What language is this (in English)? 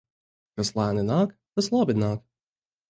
Latvian